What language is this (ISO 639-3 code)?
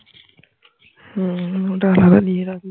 ben